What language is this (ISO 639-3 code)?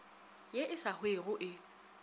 nso